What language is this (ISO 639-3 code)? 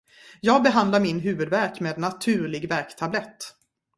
swe